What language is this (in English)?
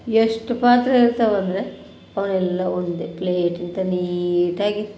Kannada